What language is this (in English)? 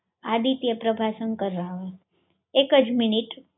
Gujarati